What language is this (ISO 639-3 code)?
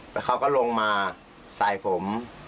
tha